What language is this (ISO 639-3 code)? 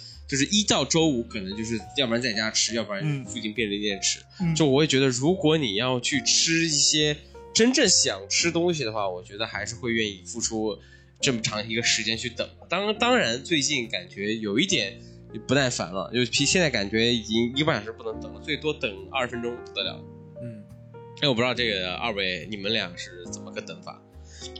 zho